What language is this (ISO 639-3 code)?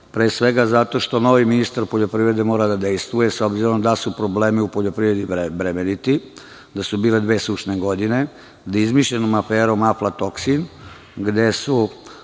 srp